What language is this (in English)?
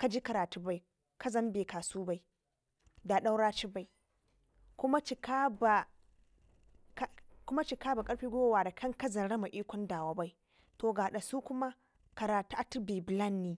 Ngizim